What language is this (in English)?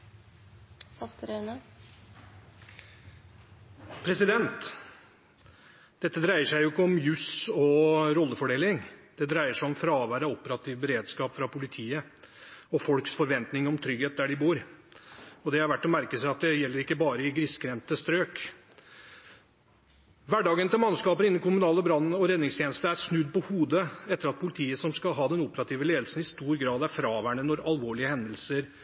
Norwegian